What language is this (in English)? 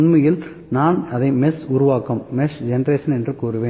Tamil